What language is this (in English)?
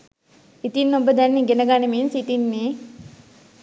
Sinhala